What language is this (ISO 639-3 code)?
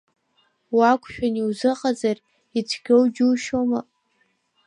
abk